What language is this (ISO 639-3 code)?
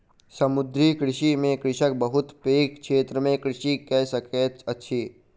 mai